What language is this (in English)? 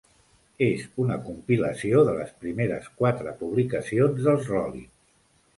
Catalan